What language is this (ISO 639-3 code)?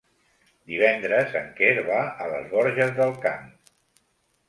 cat